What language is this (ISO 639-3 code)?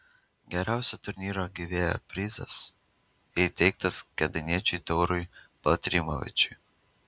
lit